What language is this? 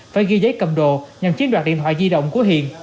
Vietnamese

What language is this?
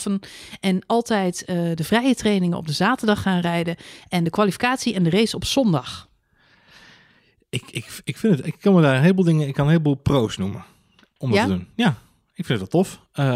Dutch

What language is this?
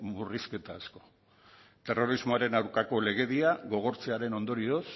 Basque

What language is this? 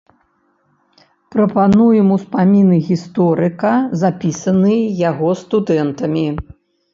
Belarusian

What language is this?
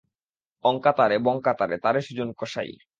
Bangla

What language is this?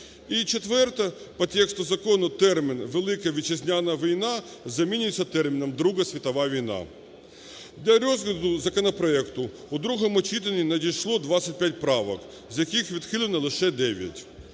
Ukrainian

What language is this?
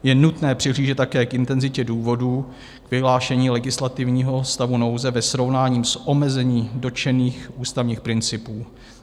Czech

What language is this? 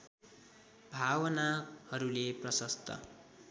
Nepali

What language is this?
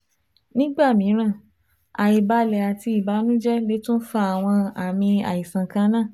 Yoruba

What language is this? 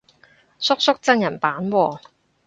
Cantonese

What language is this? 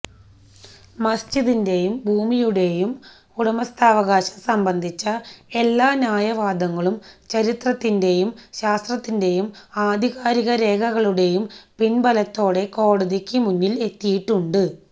Malayalam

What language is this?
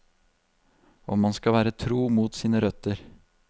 Norwegian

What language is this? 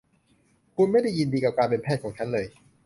Thai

